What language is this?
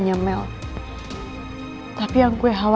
Indonesian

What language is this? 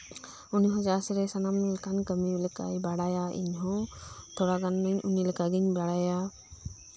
Santali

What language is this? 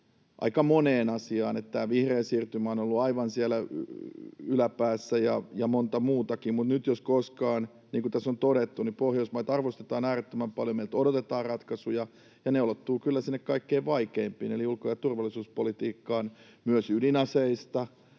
Finnish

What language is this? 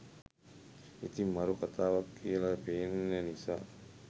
Sinhala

